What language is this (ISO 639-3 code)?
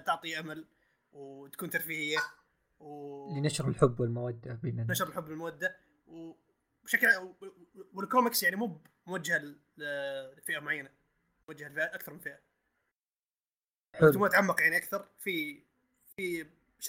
ara